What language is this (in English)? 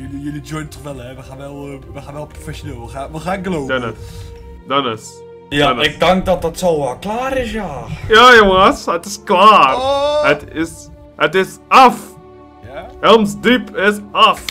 Dutch